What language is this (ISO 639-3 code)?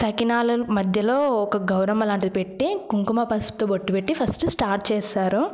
tel